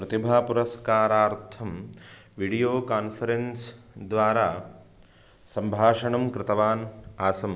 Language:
Sanskrit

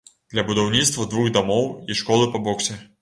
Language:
Belarusian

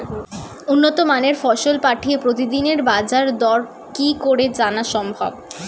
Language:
Bangla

